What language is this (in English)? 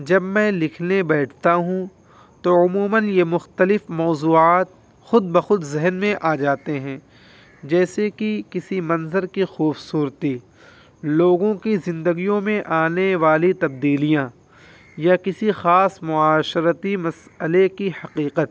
Urdu